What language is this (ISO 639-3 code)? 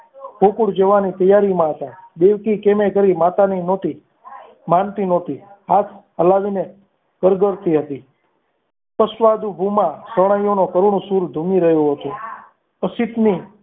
guj